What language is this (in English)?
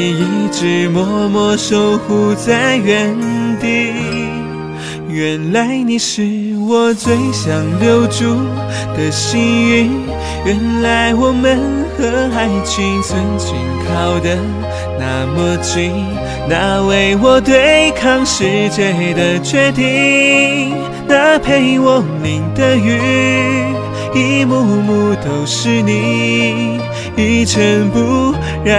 Chinese